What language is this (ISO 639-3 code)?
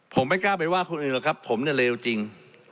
tha